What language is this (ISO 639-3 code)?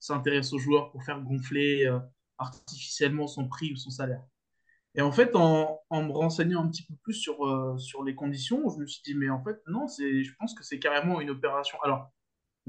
fra